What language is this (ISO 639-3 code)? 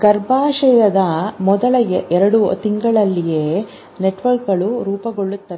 kan